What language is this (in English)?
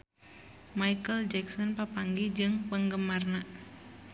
Sundanese